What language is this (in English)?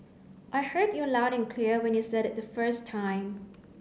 English